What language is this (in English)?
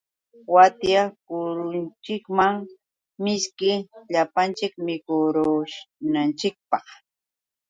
Yauyos Quechua